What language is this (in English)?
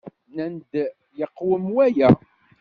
Kabyle